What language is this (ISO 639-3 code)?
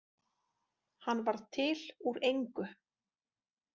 isl